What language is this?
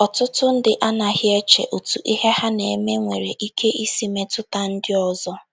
Igbo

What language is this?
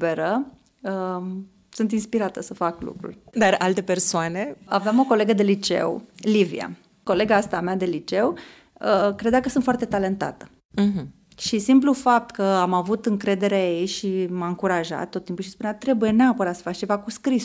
Romanian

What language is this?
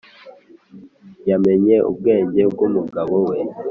Kinyarwanda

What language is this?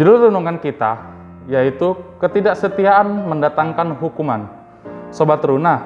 Indonesian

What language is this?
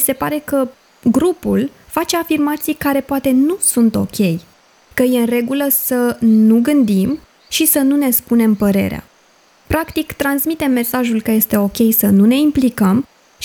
Romanian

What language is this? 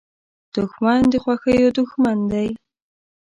Pashto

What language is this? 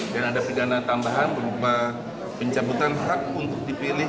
Indonesian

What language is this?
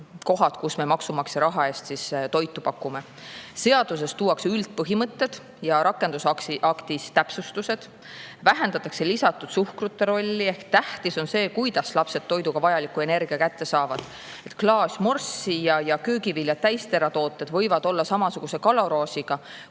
Estonian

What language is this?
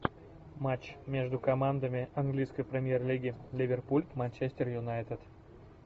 Russian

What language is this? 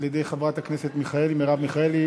Hebrew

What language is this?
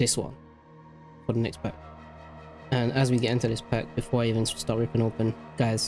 English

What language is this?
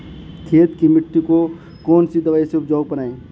Hindi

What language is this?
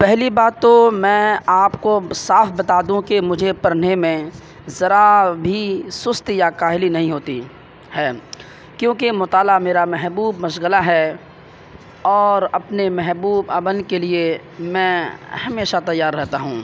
Urdu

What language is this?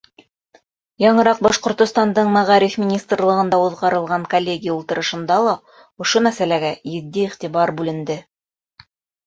Bashkir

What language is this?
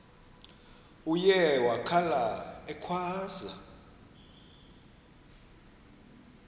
Xhosa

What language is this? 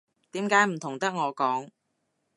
Cantonese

